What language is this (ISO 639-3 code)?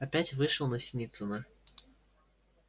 rus